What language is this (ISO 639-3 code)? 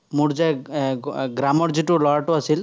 asm